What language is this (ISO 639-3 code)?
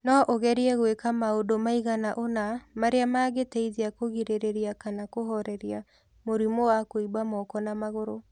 kik